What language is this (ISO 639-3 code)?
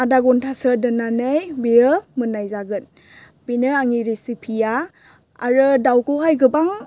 brx